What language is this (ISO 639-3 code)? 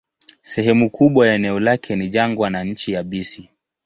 swa